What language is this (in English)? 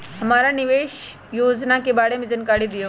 Magahi